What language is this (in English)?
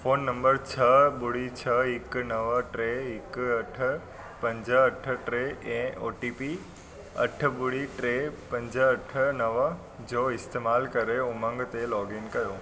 Sindhi